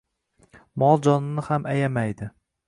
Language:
Uzbek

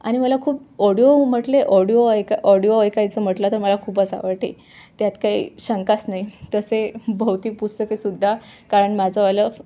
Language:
Marathi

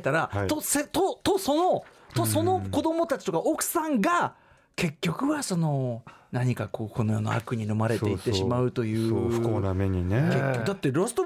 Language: Japanese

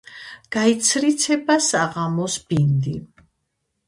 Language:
Georgian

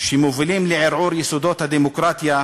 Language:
Hebrew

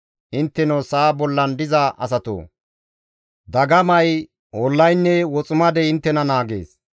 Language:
Gamo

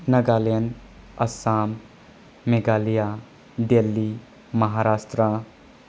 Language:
Manipuri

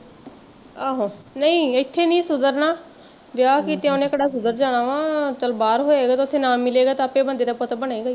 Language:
Punjabi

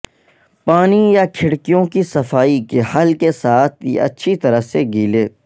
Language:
Urdu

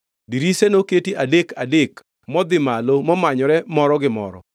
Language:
Luo (Kenya and Tanzania)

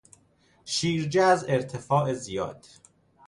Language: Persian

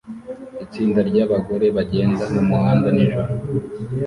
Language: Kinyarwanda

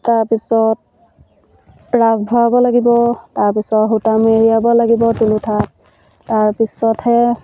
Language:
Assamese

